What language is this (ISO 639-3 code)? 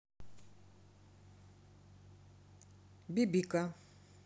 rus